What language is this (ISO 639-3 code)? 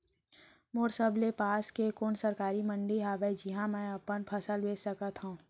hne